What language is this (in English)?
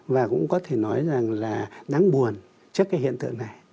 Vietnamese